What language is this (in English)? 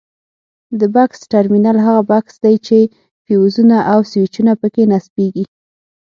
Pashto